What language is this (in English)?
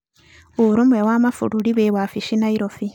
Kikuyu